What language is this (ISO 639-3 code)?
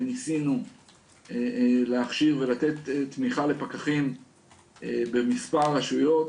heb